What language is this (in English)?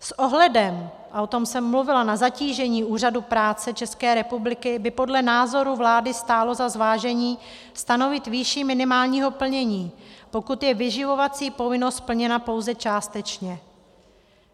Czech